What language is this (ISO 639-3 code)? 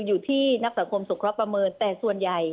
tha